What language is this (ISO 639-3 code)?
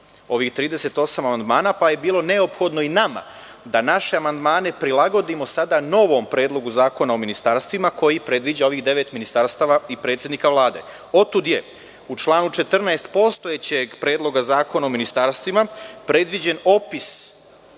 srp